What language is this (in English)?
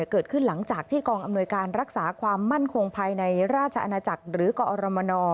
Thai